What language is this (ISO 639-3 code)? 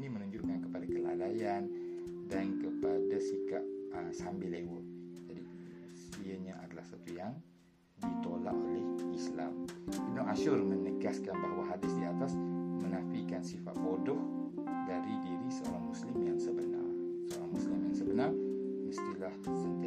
msa